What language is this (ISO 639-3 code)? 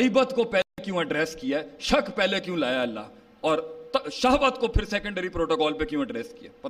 urd